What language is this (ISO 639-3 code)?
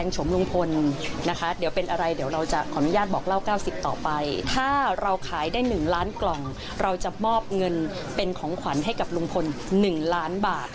tha